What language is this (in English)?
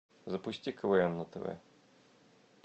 Russian